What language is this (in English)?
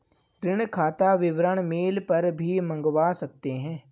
Hindi